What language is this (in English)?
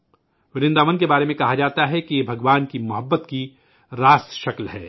Urdu